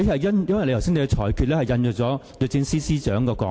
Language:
Cantonese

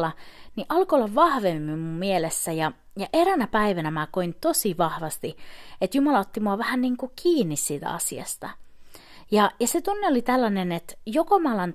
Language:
Finnish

